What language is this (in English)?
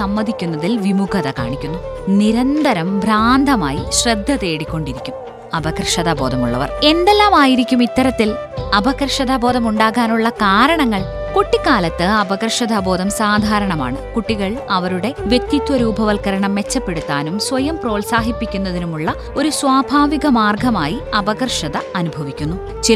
Malayalam